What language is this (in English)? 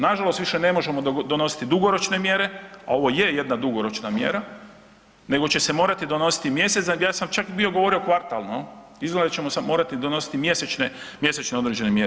Croatian